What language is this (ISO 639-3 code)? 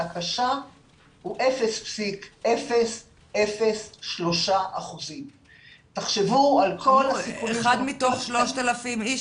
heb